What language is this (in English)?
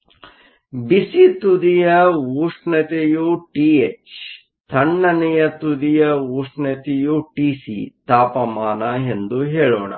Kannada